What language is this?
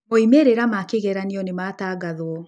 Kikuyu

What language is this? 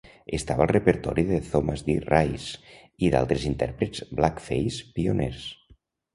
Catalan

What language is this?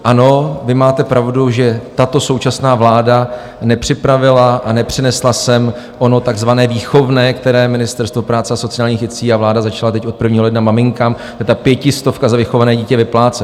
Czech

